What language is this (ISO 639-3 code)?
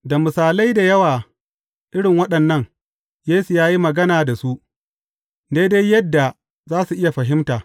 hau